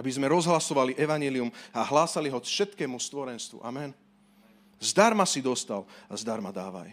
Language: Slovak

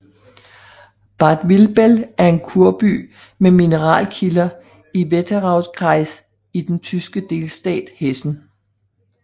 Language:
Danish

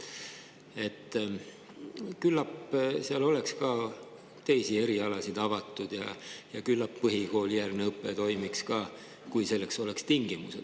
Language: Estonian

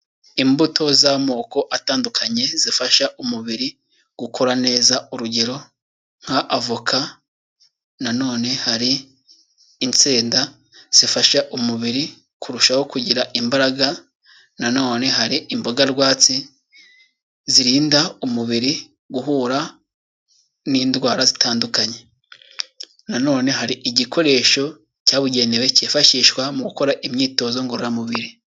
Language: Kinyarwanda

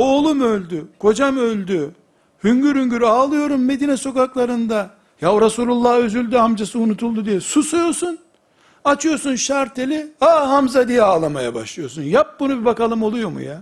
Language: Turkish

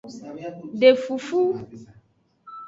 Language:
Aja (Benin)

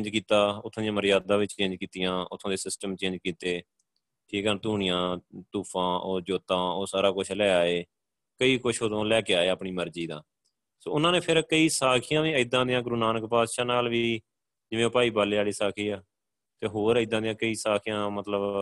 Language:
Punjabi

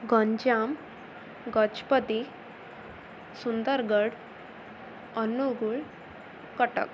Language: Odia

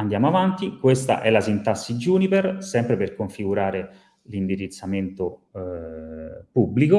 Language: Italian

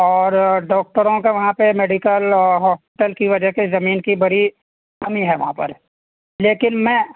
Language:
Urdu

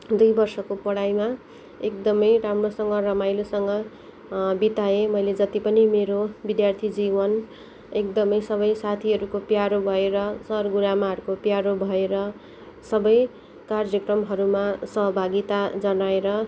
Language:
Nepali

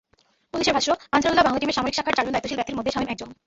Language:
Bangla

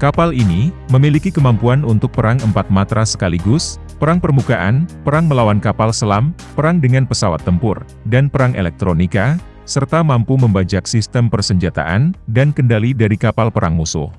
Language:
Indonesian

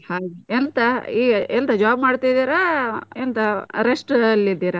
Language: Kannada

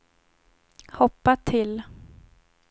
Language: Swedish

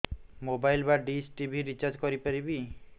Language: Odia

